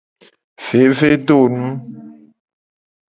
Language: Gen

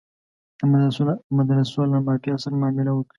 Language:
Pashto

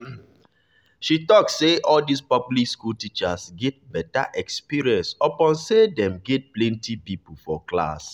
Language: Nigerian Pidgin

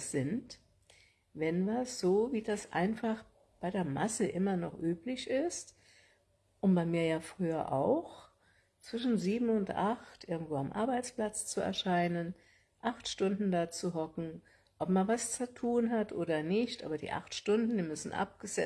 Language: German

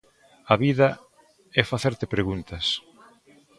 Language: Galician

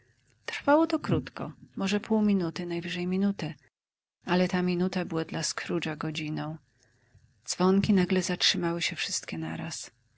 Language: Polish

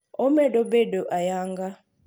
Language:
Luo (Kenya and Tanzania)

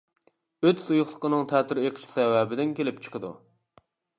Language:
Uyghur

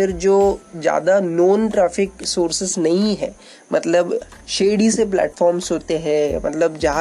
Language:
Hindi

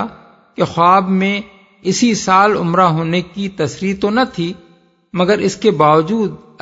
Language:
Urdu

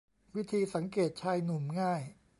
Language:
Thai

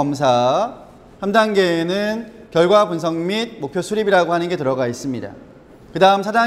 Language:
Korean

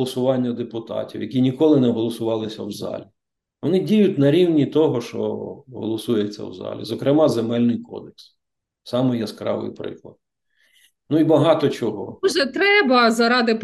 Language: Ukrainian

